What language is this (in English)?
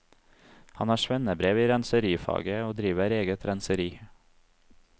Norwegian